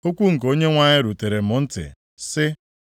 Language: Igbo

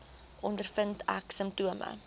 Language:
Afrikaans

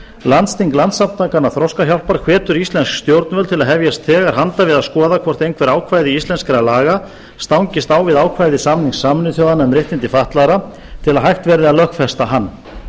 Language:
Icelandic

